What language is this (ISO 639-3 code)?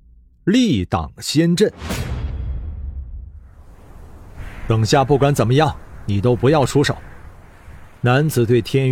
zho